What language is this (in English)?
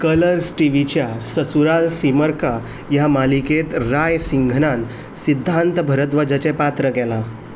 Konkani